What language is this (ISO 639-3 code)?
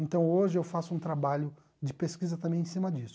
por